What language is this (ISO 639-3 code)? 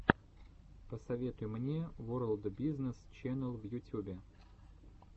rus